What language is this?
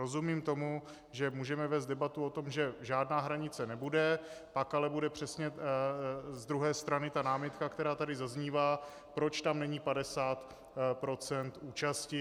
Czech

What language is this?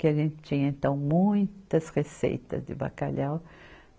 Portuguese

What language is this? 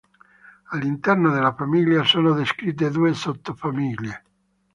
Italian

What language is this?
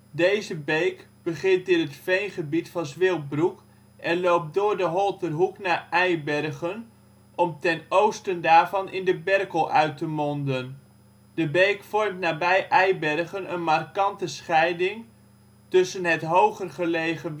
Dutch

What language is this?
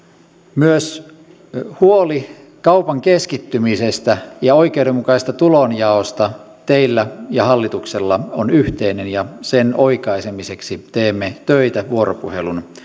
Finnish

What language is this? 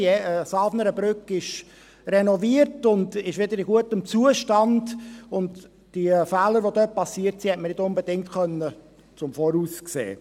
Swiss German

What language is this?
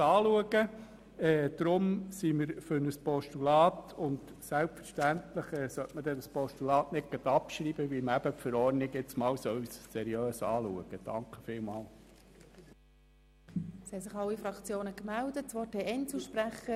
Swiss German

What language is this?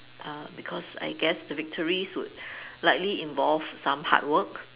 English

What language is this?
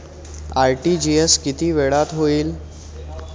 Marathi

